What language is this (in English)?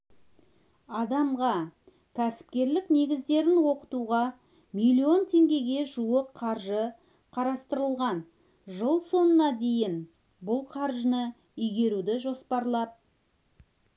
Kazakh